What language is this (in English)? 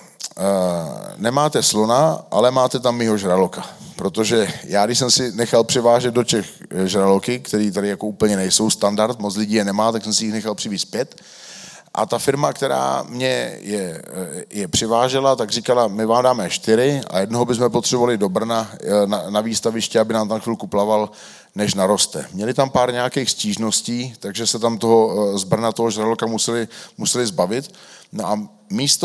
Czech